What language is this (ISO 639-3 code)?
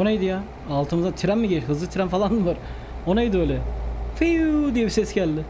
tur